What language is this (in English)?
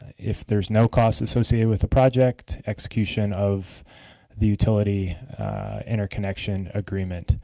English